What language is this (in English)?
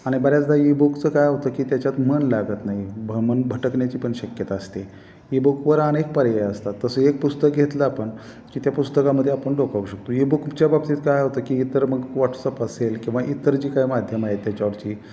Marathi